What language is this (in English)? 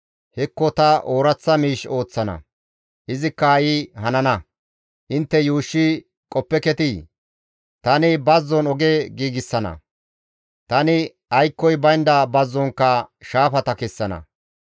Gamo